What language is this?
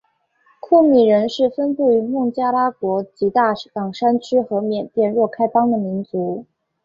Chinese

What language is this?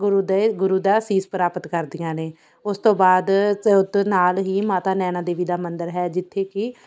Punjabi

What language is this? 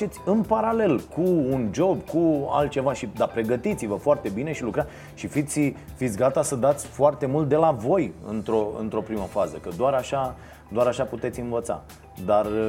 Romanian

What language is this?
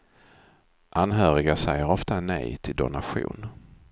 Swedish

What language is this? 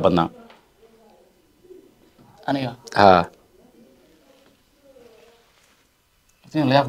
Arabic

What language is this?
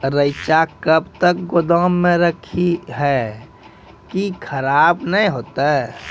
Maithili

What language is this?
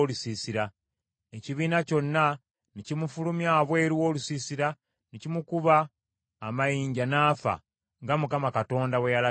Ganda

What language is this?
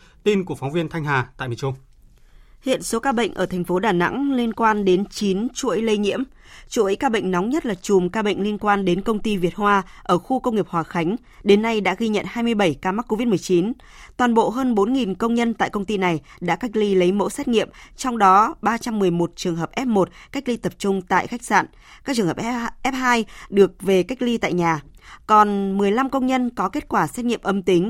Vietnamese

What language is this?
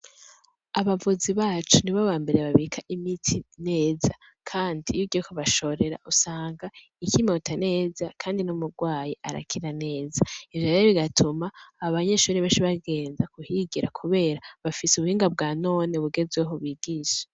Rundi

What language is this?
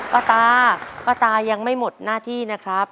Thai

